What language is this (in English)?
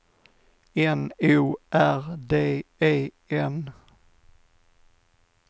Swedish